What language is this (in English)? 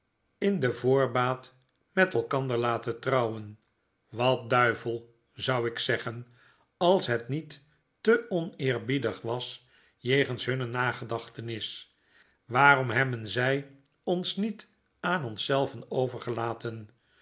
Dutch